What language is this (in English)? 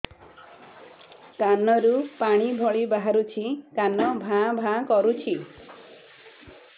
Odia